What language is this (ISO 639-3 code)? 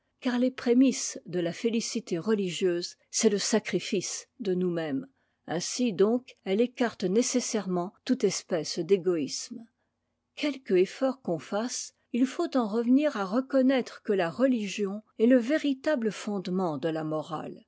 fra